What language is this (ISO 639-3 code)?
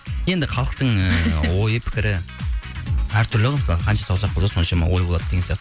kaz